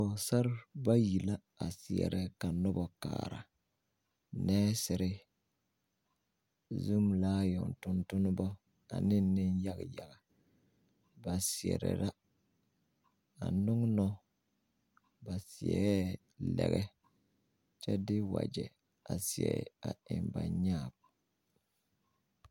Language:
Southern Dagaare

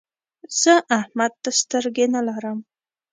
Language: Pashto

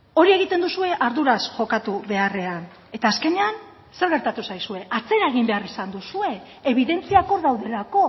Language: Basque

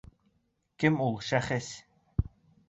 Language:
Bashkir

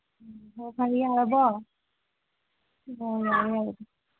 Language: Manipuri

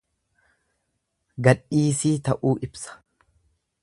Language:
Oromo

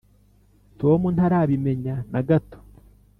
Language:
Kinyarwanda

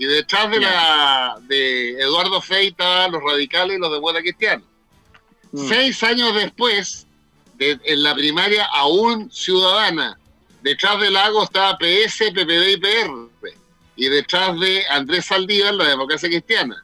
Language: Spanish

